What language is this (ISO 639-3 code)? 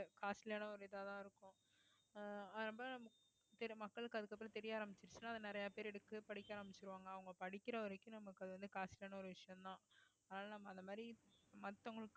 tam